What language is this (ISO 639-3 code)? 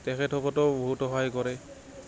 asm